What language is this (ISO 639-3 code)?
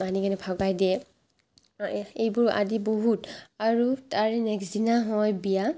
asm